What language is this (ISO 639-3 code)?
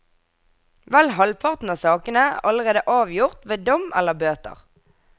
nor